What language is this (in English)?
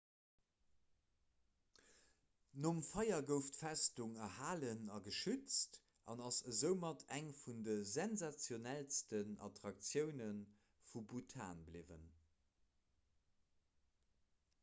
Luxembourgish